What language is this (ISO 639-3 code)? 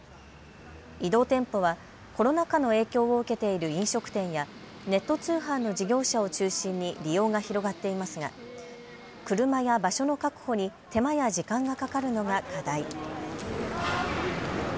jpn